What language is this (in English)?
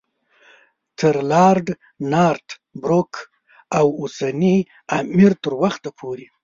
Pashto